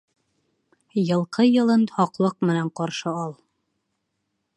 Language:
Bashkir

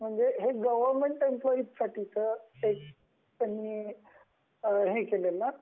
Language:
Marathi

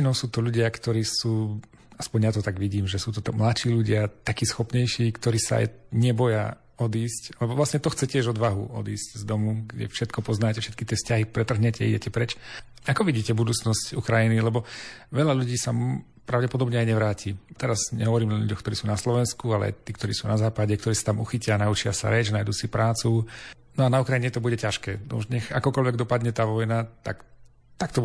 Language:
Slovak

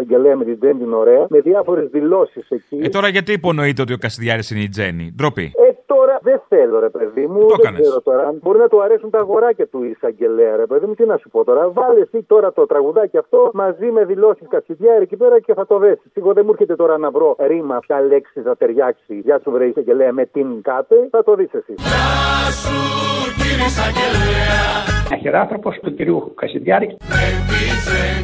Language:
Greek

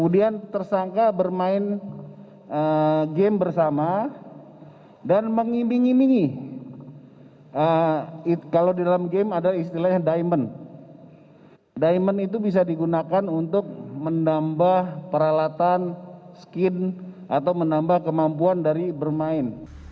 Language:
Indonesian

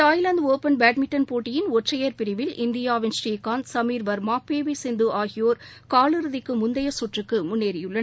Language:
Tamil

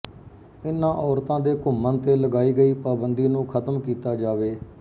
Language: Punjabi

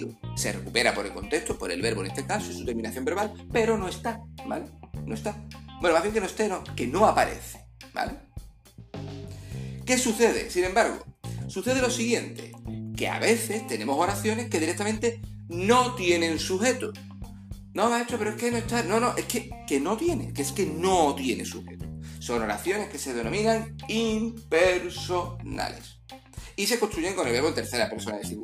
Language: Spanish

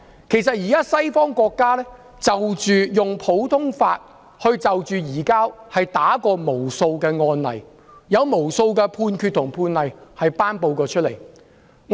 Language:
Cantonese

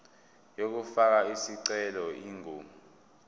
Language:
Zulu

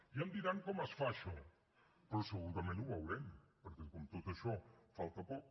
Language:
Catalan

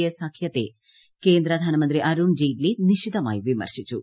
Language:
Malayalam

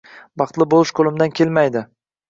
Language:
Uzbek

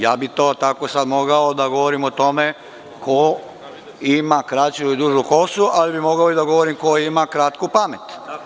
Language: Serbian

